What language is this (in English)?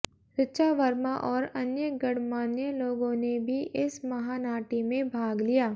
Hindi